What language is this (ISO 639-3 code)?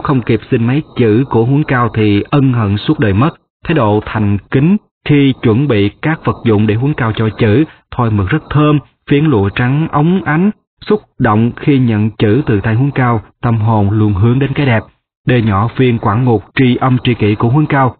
vie